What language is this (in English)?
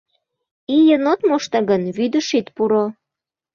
Mari